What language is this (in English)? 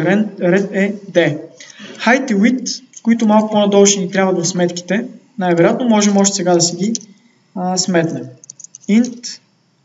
Bulgarian